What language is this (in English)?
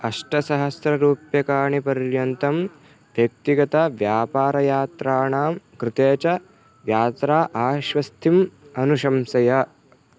Sanskrit